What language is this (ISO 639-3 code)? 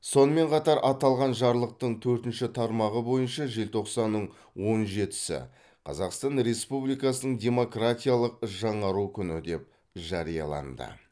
kaz